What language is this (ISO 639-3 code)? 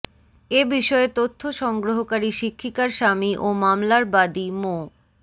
ben